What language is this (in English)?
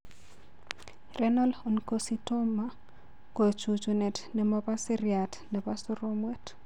Kalenjin